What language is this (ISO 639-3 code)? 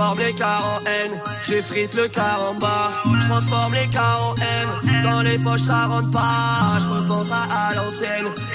fra